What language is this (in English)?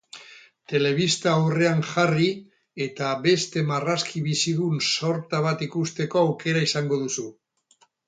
Basque